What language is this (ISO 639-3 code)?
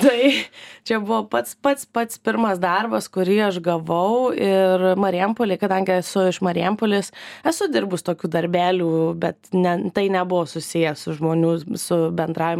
lit